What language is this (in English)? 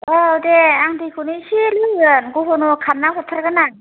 Bodo